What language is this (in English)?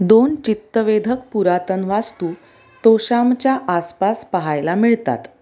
Marathi